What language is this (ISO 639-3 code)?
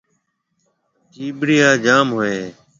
mve